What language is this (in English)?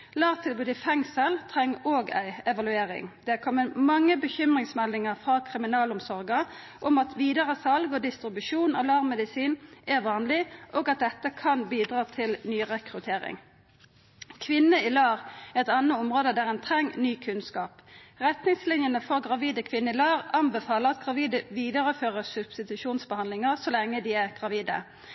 Norwegian Nynorsk